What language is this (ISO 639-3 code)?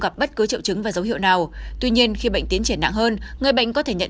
vie